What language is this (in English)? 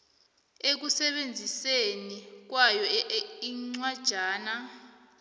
South Ndebele